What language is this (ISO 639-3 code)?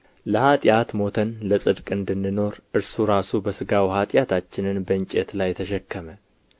amh